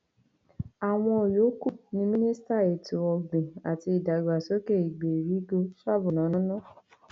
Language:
Yoruba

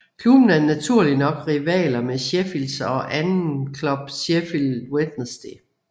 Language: Danish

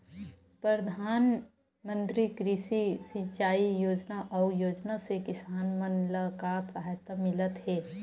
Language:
Chhattisgarhi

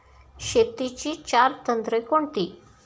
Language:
Marathi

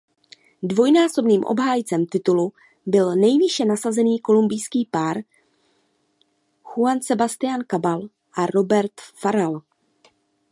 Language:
Czech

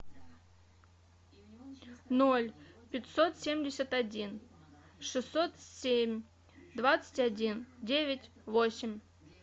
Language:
Russian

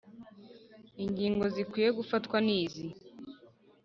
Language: Kinyarwanda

